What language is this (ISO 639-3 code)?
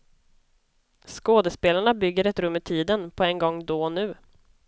swe